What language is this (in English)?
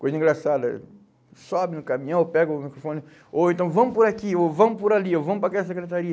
Portuguese